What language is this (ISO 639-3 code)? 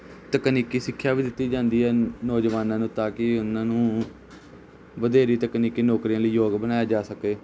pan